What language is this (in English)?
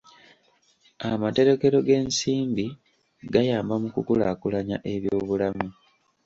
Ganda